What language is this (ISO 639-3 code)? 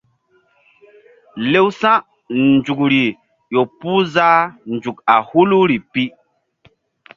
mdd